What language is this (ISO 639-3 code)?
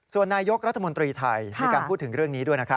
tha